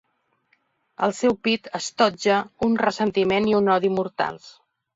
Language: Catalan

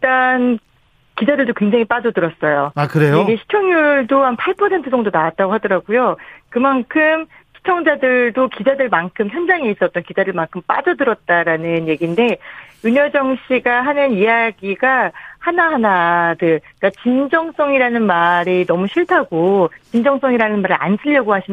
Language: Korean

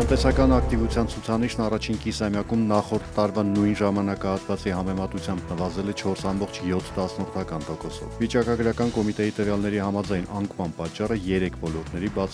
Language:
Turkish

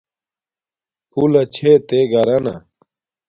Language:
Domaaki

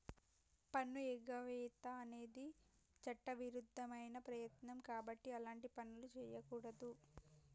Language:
Telugu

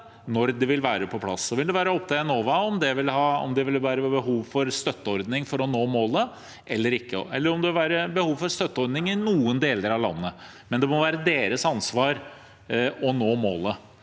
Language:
Norwegian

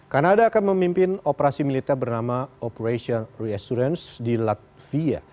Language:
Indonesian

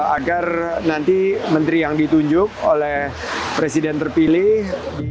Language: Indonesian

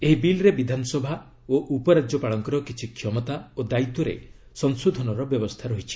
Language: Odia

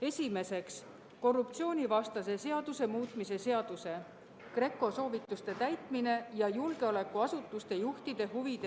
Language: Estonian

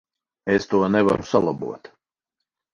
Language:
Latvian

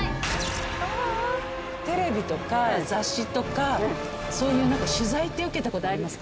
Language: Japanese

